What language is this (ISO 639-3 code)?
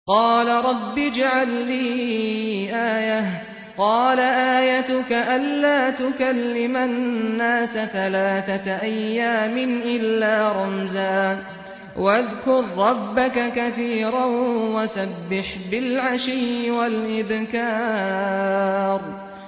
ara